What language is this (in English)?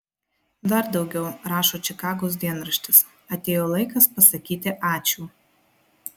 Lithuanian